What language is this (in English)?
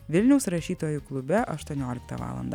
Lithuanian